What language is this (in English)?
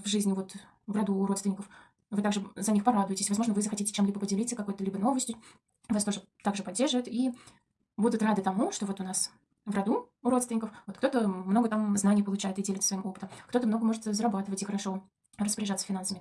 Russian